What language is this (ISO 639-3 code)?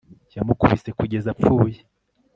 kin